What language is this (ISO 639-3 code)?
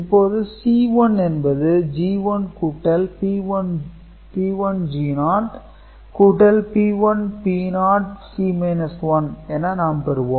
tam